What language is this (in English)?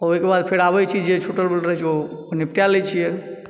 Maithili